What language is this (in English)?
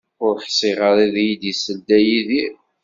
Kabyle